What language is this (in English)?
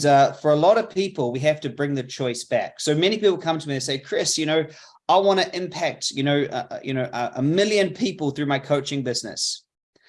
English